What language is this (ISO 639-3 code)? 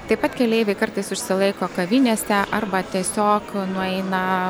lit